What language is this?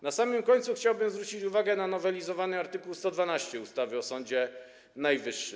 Polish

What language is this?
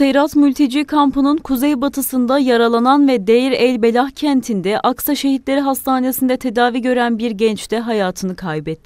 Turkish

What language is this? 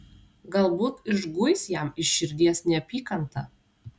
Lithuanian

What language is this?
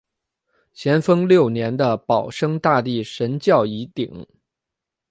Chinese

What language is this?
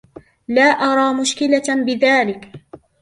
Arabic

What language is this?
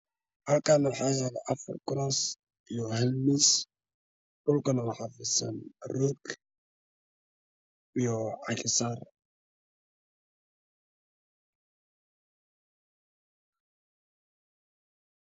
Somali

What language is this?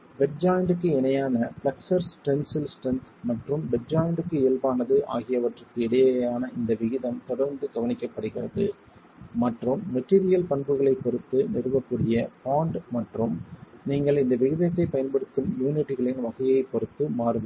Tamil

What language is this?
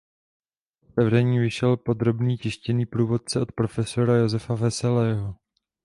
Czech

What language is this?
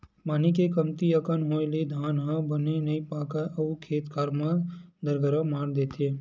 Chhattisgarhi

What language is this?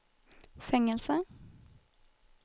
Swedish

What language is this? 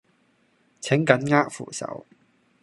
Cantonese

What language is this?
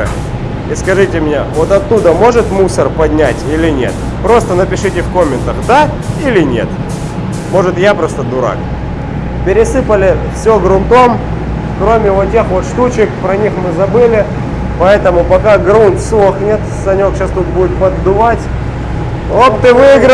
Russian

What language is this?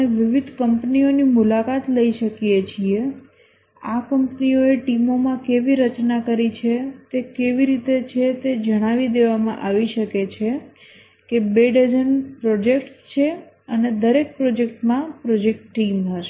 Gujarati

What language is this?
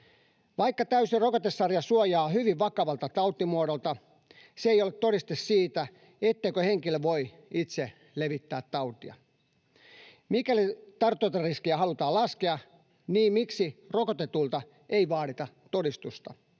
Finnish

